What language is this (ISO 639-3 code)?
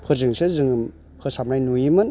brx